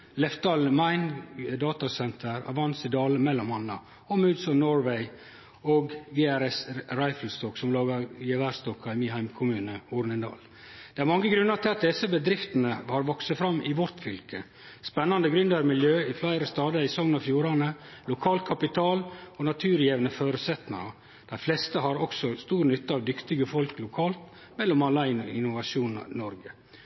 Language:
Norwegian Nynorsk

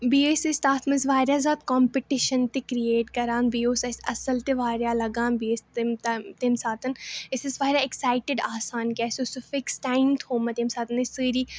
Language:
Kashmiri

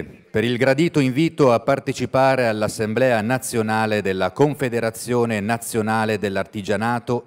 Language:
Italian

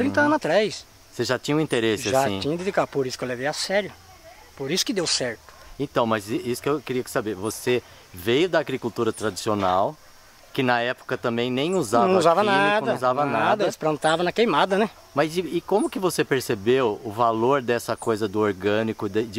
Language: Portuguese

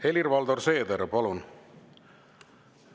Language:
Estonian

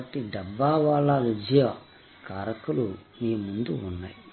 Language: Telugu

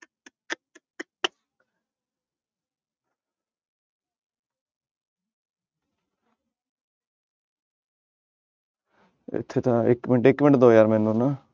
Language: Punjabi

